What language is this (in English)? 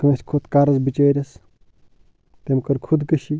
Kashmiri